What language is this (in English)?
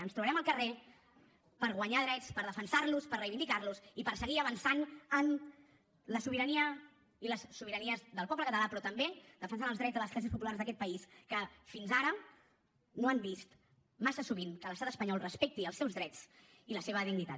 Catalan